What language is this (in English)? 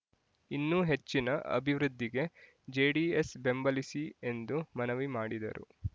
Kannada